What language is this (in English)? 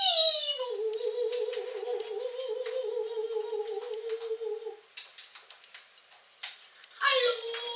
Italian